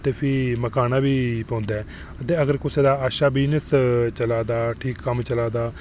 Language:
Dogri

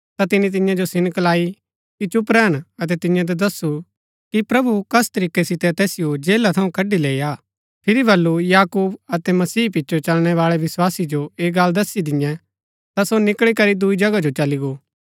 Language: Gaddi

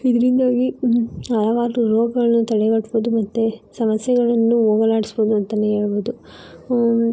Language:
Kannada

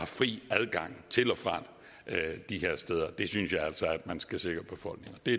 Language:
Danish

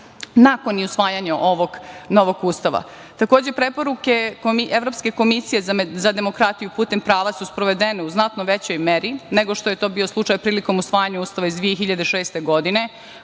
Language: Serbian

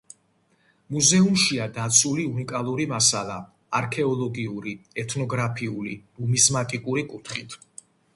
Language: Georgian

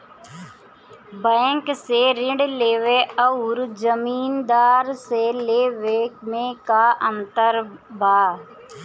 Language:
Bhojpuri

